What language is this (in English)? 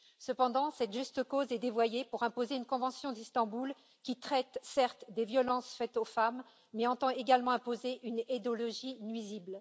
French